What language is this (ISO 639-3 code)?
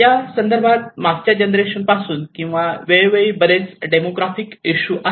mar